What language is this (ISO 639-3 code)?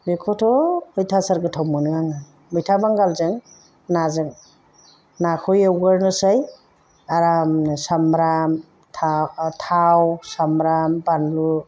brx